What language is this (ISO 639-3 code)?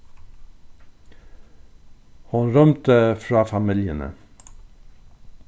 fao